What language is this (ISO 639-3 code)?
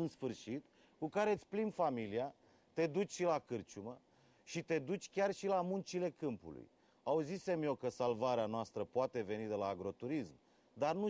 ron